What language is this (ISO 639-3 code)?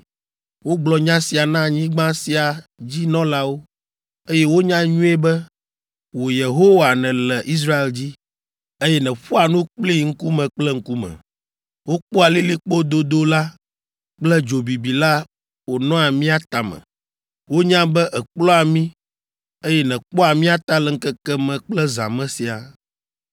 ewe